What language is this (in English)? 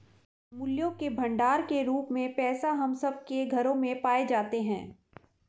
Hindi